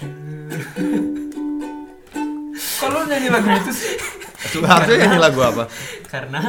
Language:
Indonesian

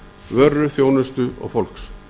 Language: Icelandic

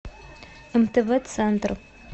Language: Russian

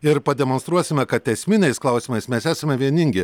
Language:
Lithuanian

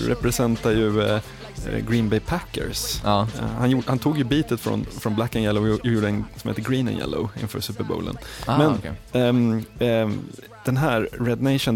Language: Swedish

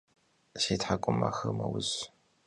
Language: Kabardian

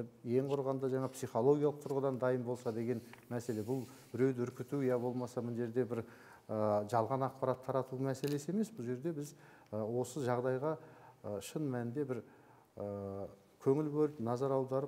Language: Turkish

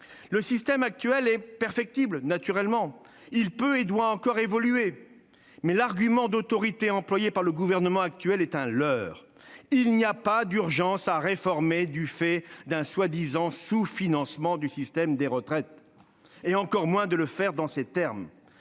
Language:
French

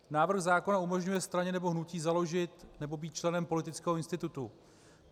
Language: Czech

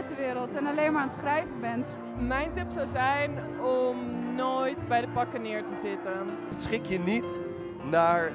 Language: Dutch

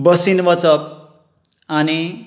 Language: Konkani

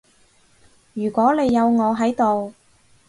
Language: Cantonese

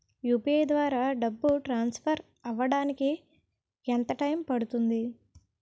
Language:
Telugu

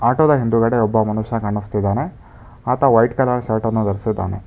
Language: Kannada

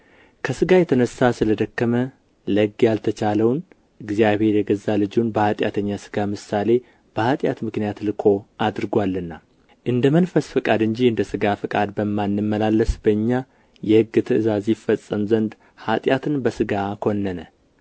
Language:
Amharic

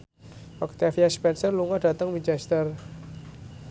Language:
Javanese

